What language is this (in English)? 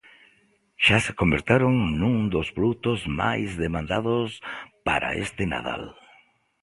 Galician